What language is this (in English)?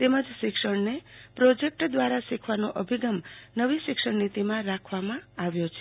Gujarati